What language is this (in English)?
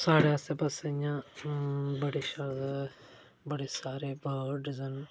Dogri